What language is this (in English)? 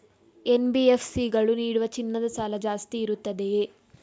Kannada